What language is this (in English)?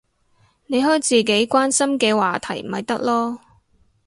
Cantonese